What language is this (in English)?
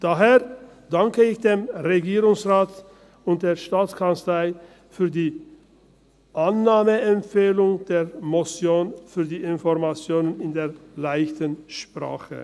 Swiss German